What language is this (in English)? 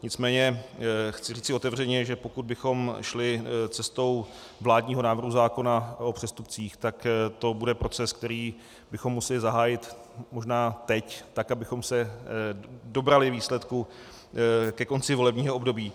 Czech